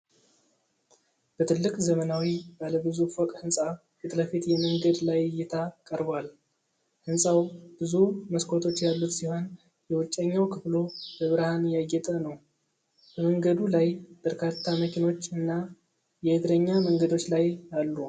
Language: Amharic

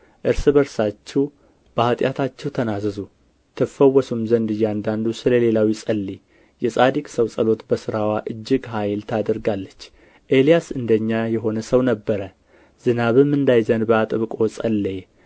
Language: Amharic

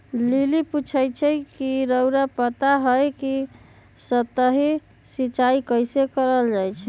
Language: Magahi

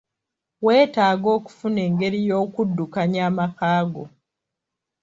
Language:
Ganda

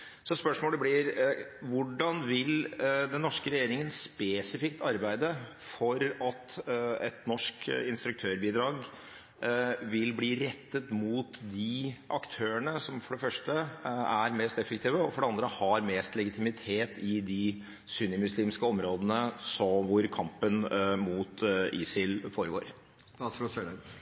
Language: Norwegian Bokmål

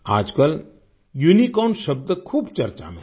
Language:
Hindi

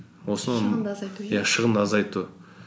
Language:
Kazakh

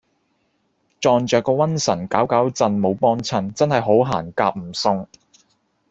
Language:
Cantonese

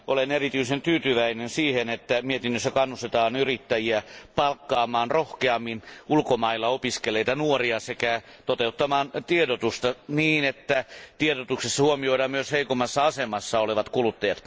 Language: Finnish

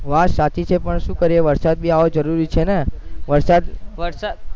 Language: Gujarati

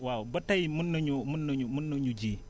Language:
Wolof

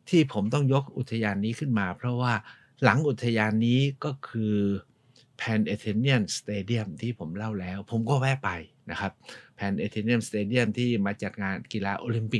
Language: Thai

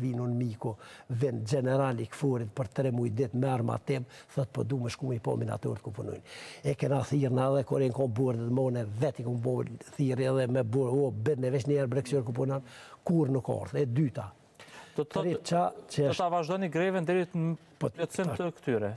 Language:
Romanian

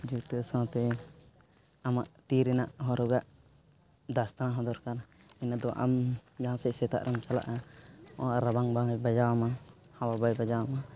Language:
Santali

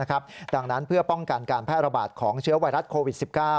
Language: Thai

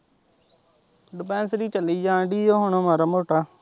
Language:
Punjabi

